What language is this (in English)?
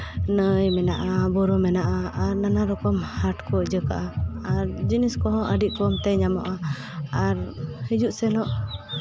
Santali